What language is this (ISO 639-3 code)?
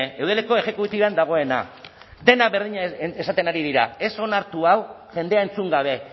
eus